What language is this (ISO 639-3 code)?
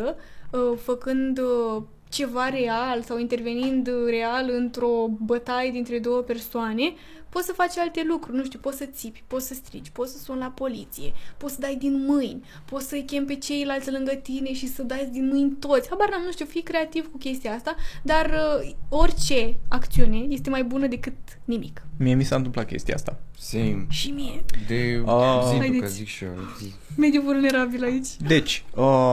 ron